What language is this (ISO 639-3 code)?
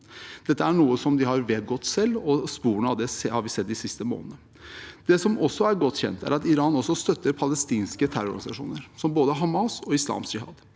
nor